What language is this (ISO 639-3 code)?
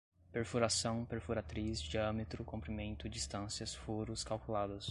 por